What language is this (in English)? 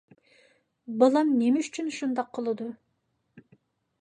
Uyghur